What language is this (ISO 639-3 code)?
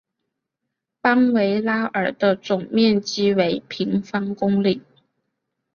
zho